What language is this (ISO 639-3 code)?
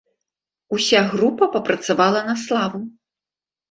bel